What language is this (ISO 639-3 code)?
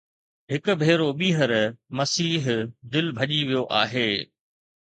snd